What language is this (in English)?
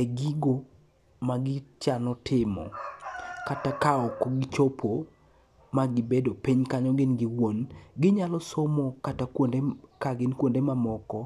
Luo (Kenya and Tanzania)